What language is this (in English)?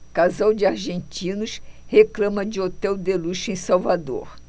Portuguese